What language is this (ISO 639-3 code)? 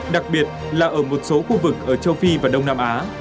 vie